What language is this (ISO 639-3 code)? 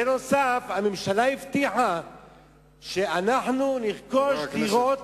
heb